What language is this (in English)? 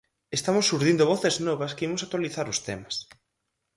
Galician